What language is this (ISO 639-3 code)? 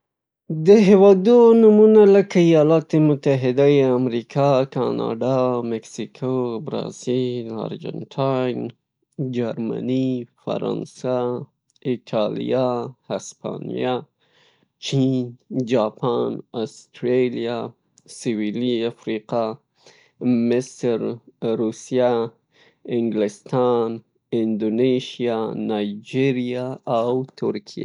pus